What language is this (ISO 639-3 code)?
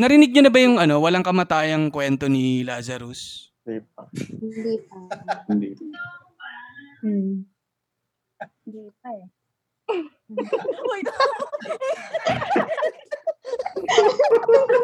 fil